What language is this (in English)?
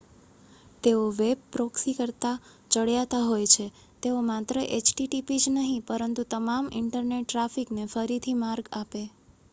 Gujarati